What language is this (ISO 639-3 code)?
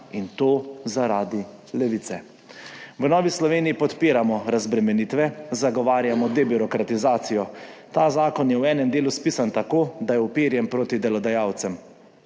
slv